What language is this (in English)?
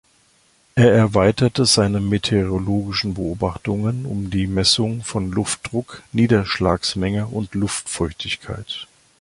German